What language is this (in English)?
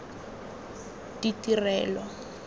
Tswana